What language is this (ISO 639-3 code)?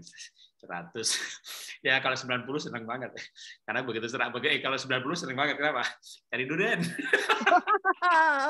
ind